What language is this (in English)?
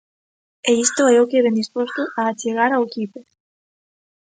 Galician